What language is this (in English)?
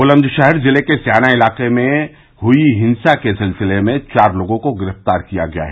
Hindi